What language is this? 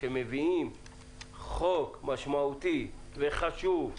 Hebrew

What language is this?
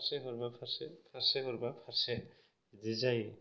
Bodo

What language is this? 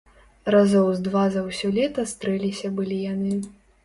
Belarusian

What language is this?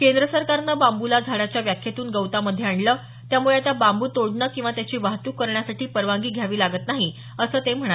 Marathi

